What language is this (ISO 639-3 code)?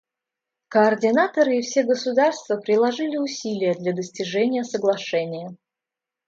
rus